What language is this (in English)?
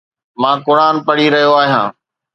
Sindhi